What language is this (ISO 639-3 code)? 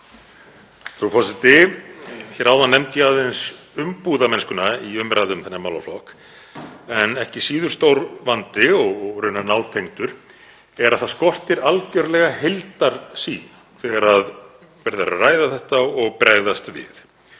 isl